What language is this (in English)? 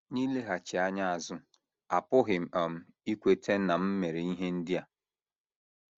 Igbo